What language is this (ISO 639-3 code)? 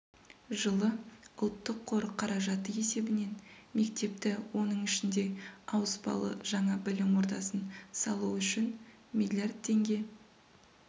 kaz